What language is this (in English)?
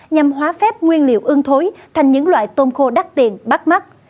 Vietnamese